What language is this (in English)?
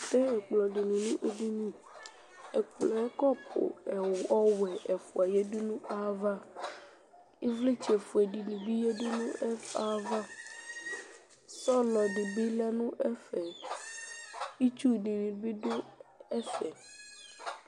Ikposo